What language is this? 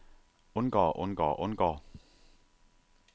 Danish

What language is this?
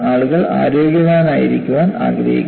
Malayalam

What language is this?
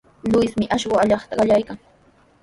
Sihuas Ancash Quechua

